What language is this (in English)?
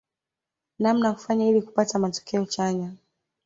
Swahili